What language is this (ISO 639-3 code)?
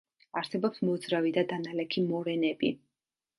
kat